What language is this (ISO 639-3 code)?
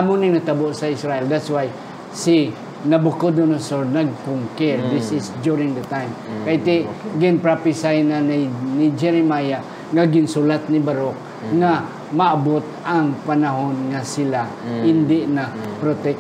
fil